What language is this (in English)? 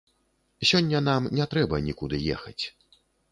Belarusian